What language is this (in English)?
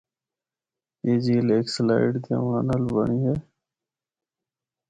Northern Hindko